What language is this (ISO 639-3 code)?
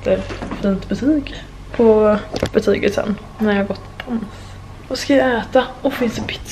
swe